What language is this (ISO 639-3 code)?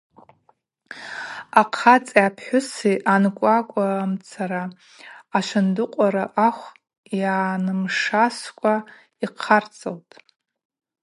abq